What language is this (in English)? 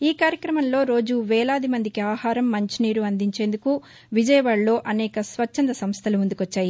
Telugu